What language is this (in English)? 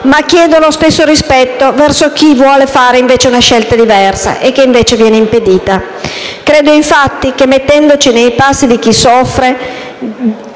Italian